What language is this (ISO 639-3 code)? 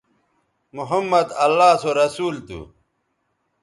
btv